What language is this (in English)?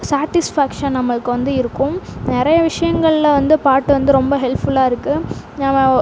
Tamil